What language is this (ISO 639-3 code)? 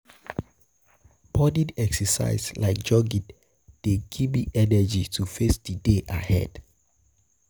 pcm